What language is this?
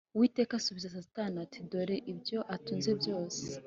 Kinyarwanda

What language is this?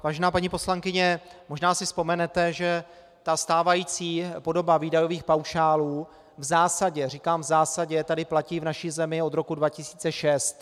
Czech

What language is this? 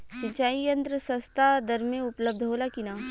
Bhojpuri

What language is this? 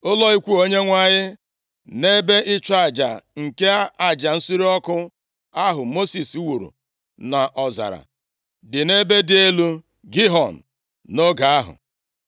Igbo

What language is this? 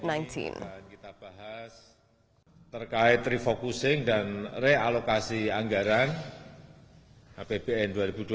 Indonesian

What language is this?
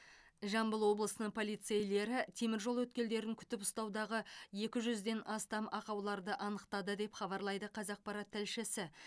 Kazakh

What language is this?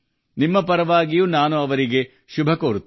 Kannada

